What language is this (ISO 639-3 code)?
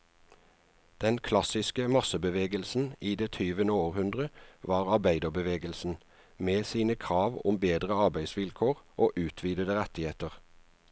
nor